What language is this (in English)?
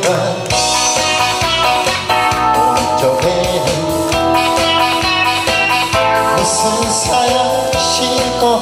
Korean